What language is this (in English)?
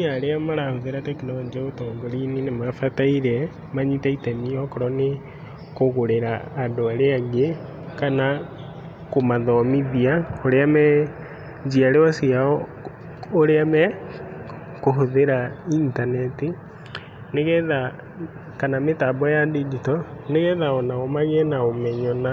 Kikuyu